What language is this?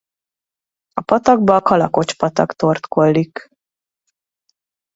Hungarian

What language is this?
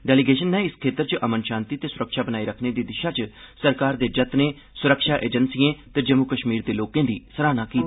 Dogri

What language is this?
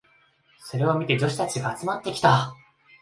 Japanese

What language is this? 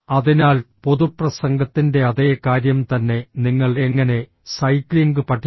Malayalam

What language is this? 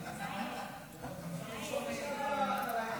Hebrew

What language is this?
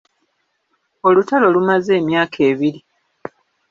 Ganda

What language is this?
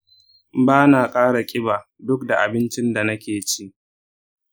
Hausa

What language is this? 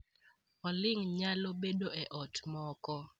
Luo (Kenya and Tanzania)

